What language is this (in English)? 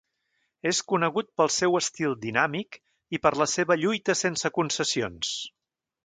Catalan